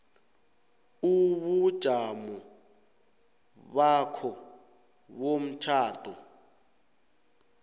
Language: South Ndebele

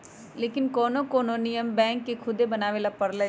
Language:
Magahi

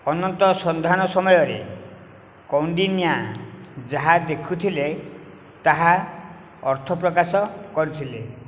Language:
Odia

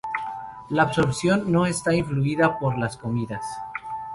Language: Spanish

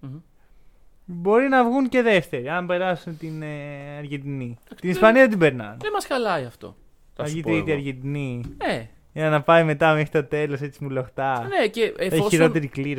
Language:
Greek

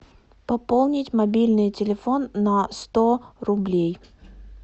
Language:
Russian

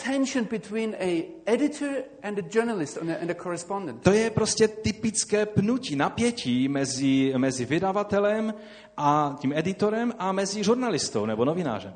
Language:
Czech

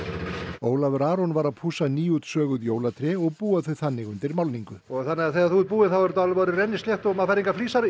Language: Icelandic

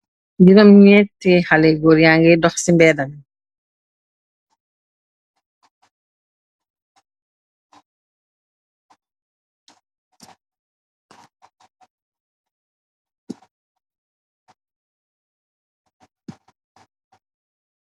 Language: Wolof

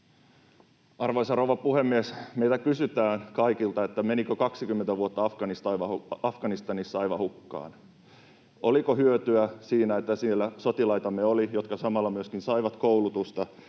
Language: Finnish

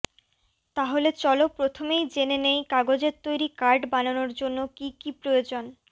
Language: Bangla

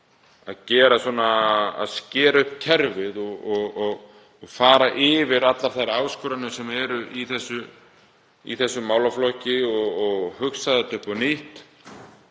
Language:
Icelandic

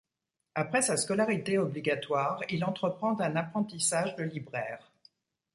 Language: French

